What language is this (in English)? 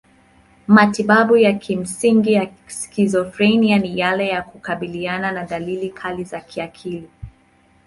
Swahili